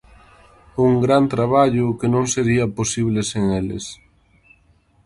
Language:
Galician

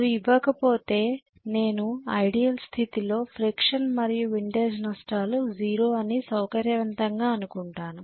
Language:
Telugu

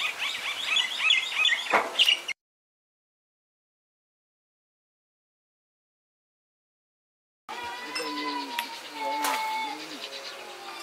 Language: French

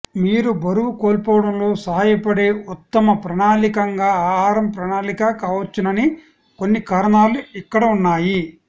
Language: Telugu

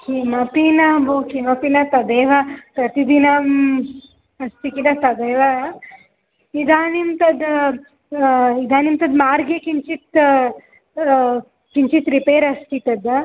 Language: Sanskrit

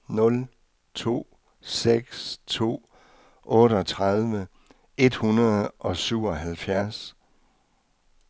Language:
Danish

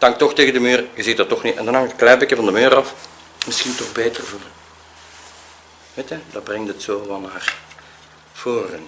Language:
Dutch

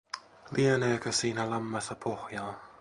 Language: Finnish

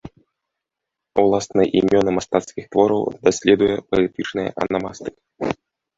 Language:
Belarusian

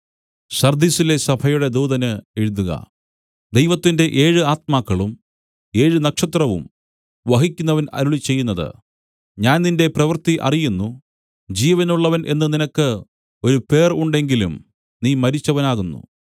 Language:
Malayalam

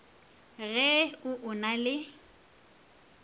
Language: Northern Sotho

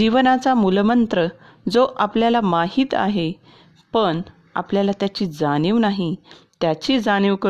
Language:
Marathi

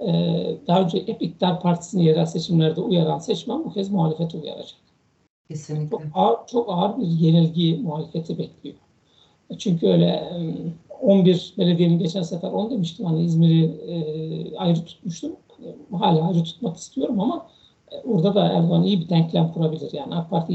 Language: Turkish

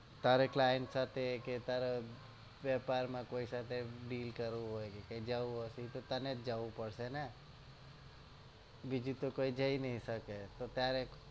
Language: Gujarati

